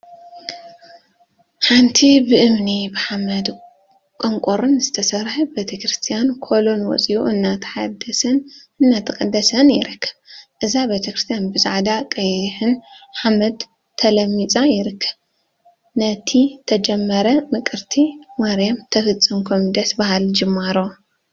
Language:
Tigrinya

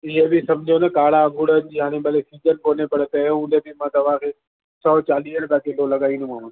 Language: Sindhi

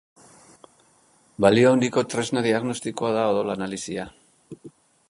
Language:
Basque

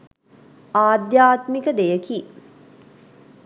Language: Sinhala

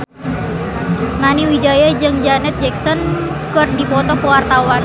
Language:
Sundanese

